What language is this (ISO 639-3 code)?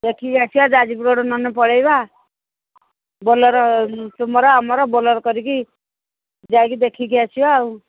ori